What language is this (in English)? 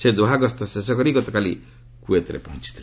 Odia